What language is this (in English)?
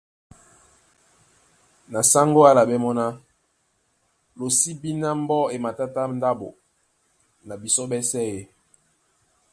Duala